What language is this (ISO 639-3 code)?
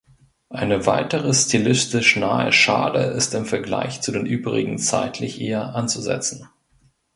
deu